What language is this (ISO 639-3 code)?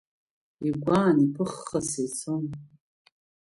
abk